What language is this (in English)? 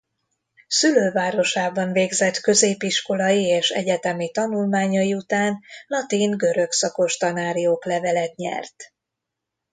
Hungarian